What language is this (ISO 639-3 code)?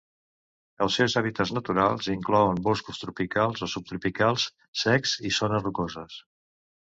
cat